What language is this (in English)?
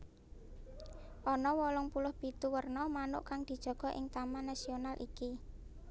Javanese